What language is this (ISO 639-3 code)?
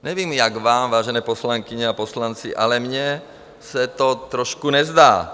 ces